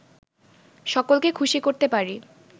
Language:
Bangla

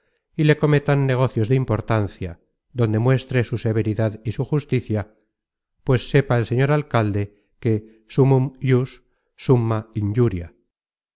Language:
Spanish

